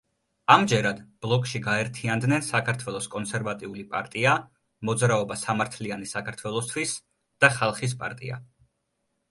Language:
Georgian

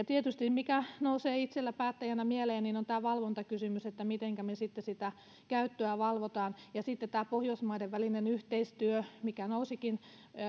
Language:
Finnish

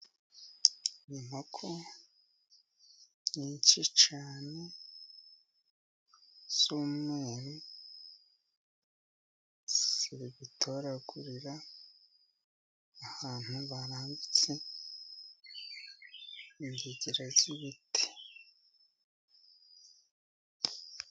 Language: Kinyarwanda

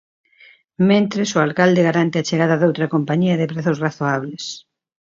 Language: Galician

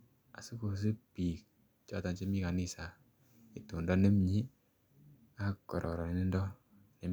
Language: Kalenjin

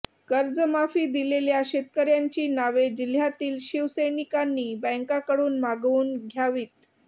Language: Marathi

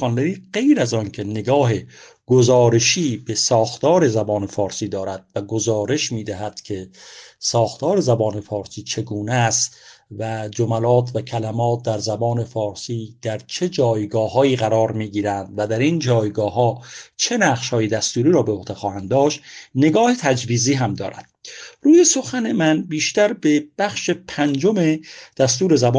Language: Persian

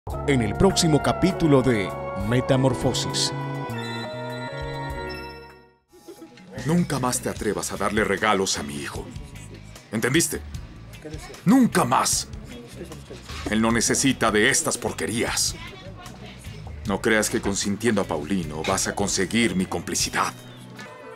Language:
Spanish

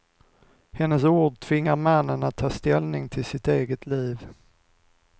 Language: Swedish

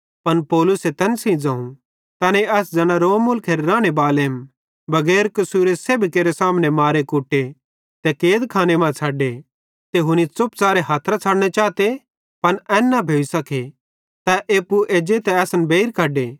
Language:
Bhadrawahi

